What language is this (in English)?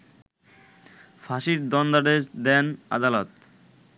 Bangla